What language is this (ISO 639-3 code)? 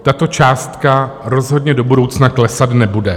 ces